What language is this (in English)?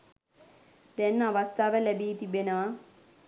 Sinhala